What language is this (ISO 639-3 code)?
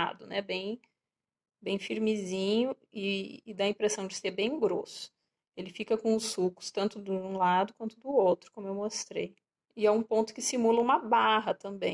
por